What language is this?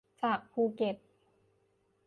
Thai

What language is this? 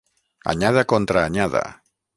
Catalan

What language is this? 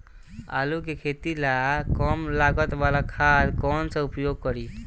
Bhojpuri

